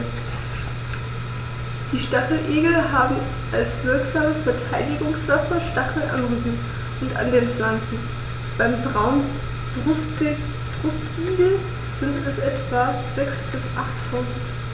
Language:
German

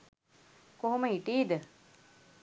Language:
Sinhala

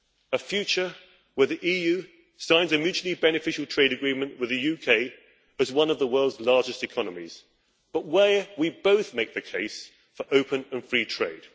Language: English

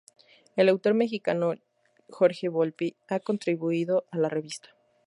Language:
Spanish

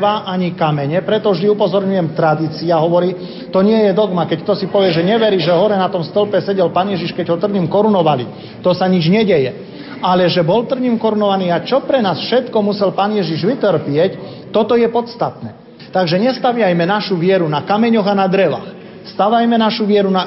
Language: Slovak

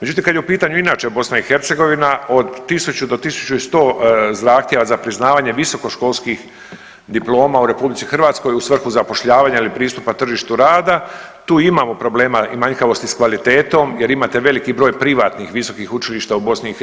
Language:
Croatian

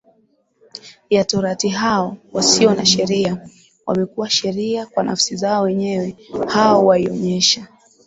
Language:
Swahili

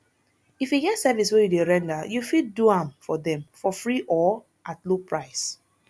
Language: Nigerian Pidgin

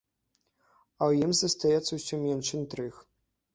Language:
Belarusian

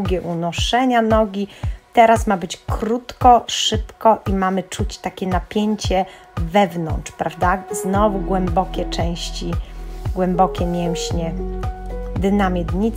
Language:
Polish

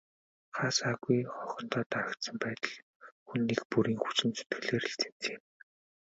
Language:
Mongolian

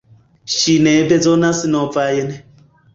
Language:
Esperanto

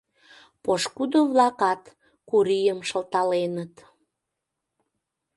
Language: Mari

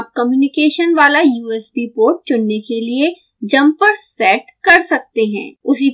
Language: Hindi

